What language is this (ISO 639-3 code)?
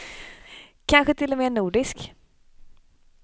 swe